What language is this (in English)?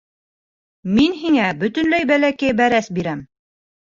Bashkir